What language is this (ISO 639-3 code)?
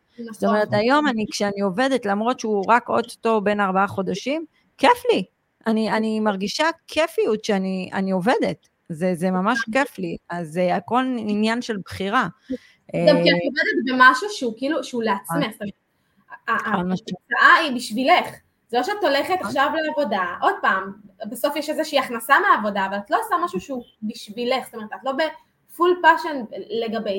heb